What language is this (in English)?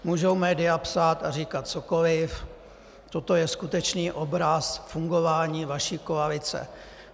Czech